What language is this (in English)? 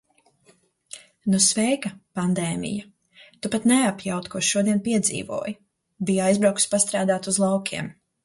Latvian